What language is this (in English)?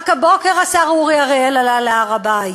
Hebrew